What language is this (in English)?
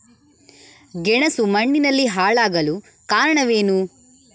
Kannada